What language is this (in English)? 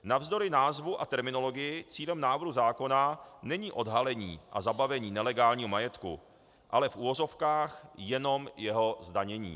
Czech